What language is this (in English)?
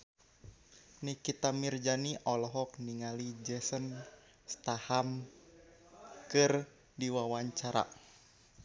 Sundanese